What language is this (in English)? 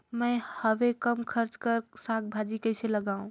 Chhattisgarhi